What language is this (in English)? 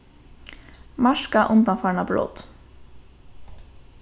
Faroese